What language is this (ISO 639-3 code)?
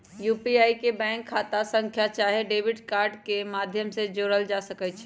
mag